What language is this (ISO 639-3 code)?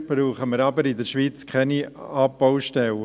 gsw